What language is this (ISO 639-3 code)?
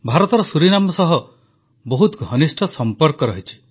ori